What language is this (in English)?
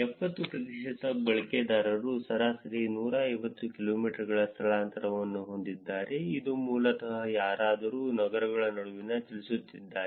Kannada